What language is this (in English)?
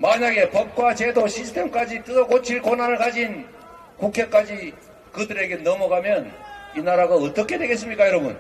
Korean